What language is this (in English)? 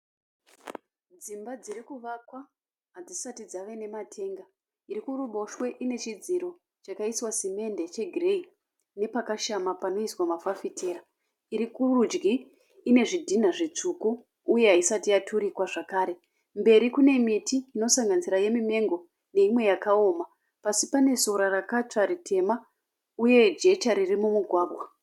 Shona